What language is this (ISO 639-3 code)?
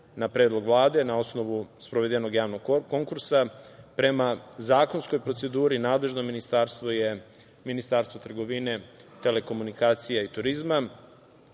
srp